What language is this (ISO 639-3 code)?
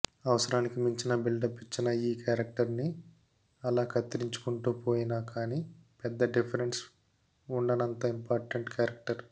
tel